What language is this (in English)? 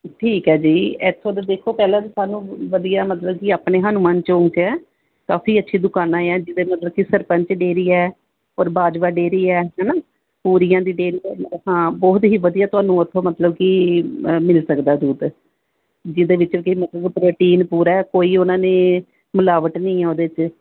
Punjabi